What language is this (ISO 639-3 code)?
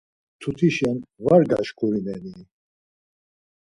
lzz